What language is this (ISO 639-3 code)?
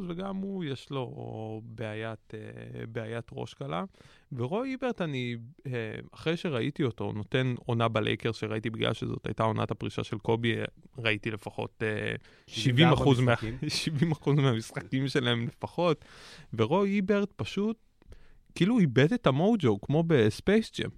heb